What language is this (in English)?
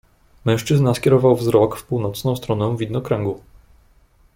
Polish